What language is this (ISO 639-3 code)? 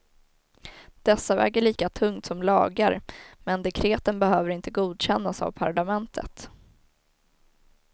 swe